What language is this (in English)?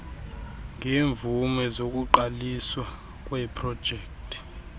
Xhosa